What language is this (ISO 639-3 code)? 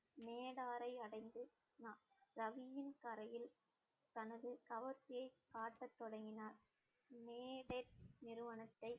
tam